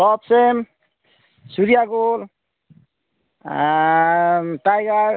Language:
Assamese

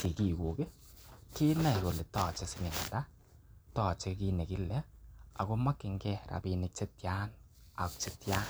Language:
Kalenjin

